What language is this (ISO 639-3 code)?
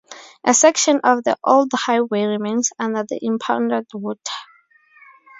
eng